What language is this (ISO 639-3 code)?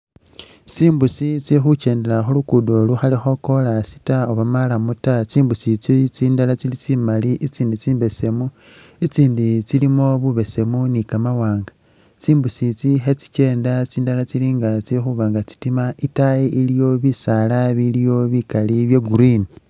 myx